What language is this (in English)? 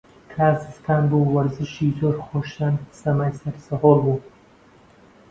Central Kurdish